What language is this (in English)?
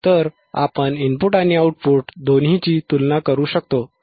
Marathi